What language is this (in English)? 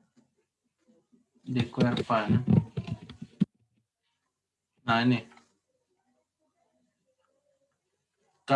Indonesian